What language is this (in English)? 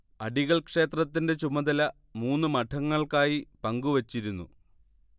Malayalam